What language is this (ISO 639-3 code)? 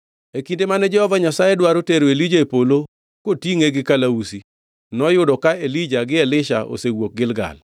luo